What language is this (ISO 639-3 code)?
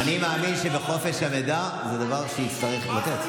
heb